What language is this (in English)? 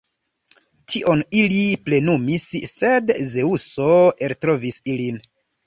Esperanto